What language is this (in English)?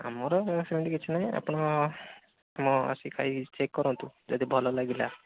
Odia